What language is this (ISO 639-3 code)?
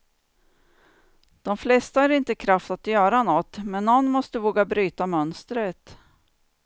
swe